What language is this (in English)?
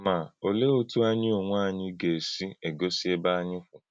Igbo